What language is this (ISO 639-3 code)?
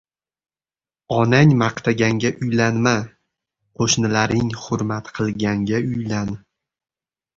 uzb